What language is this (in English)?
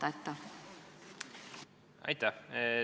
Estonian